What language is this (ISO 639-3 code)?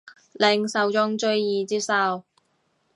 yue